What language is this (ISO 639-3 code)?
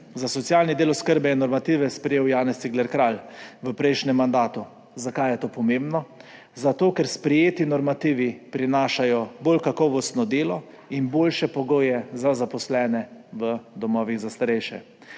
slv